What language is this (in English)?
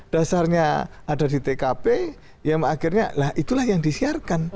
Indonesian